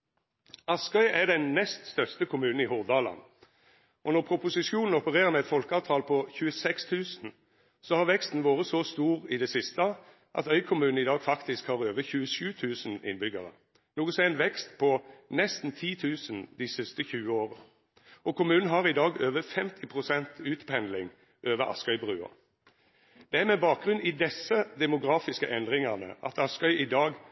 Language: Norwegian Nynorsk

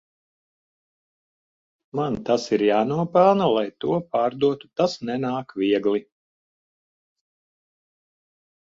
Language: Latvian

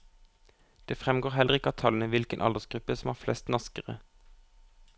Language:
Norwegian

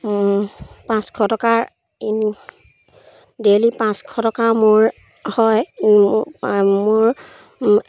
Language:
Assamese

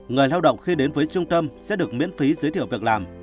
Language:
Vietnamese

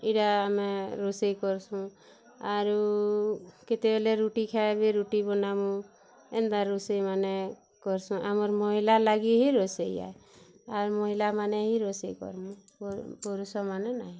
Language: Odia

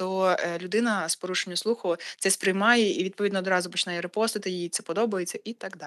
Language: Ukrainian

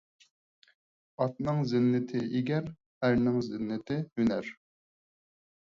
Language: Uyghur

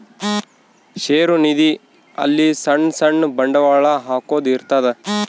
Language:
Kannada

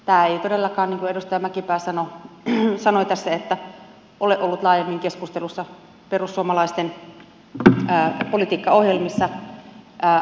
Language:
Finnish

